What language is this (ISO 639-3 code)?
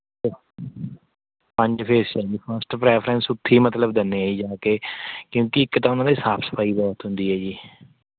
pan